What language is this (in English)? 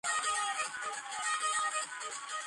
Georgian